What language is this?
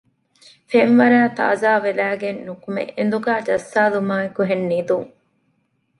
Divehi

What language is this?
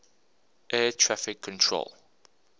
English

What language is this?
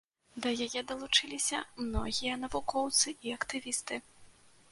Belarusian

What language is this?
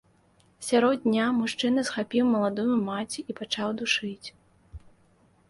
Belarusian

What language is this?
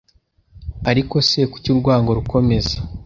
Kinyarwanda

